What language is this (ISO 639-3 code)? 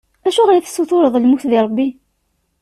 kab